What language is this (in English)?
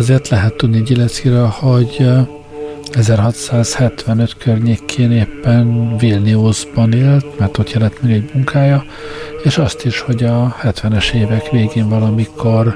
Hungarian